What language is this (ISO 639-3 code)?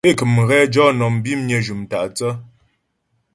bbj